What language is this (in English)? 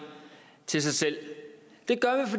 Danish